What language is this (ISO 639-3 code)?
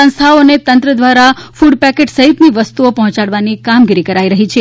guj